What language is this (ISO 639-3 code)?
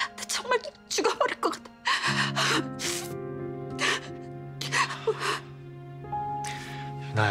kor